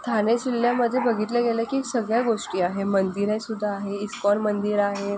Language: Marathi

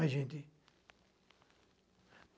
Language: Portuguese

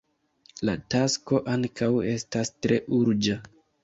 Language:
Esperanto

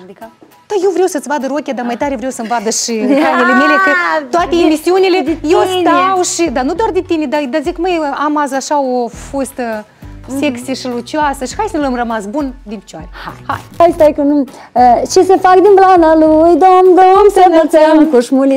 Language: Romanian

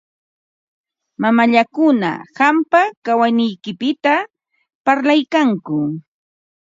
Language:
Ambo-Pasco Quechua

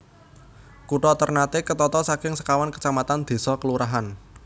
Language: Javanese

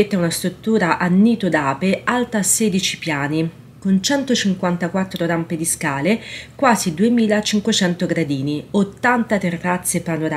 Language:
Italian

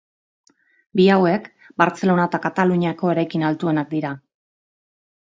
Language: Basque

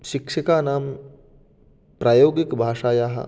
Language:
Sanskrit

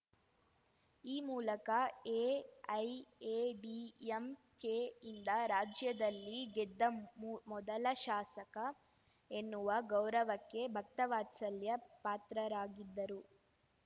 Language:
Kannada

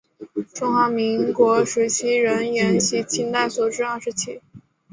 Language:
Chinese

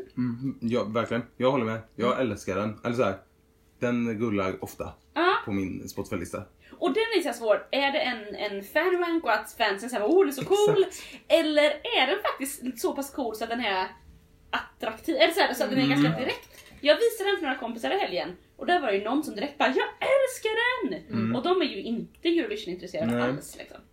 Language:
Swedish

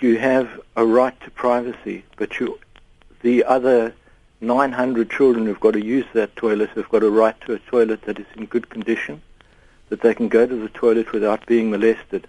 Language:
Malay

